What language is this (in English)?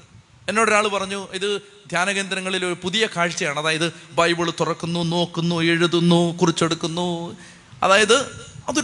Malayalam